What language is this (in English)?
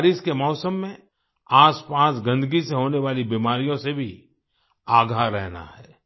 Hindi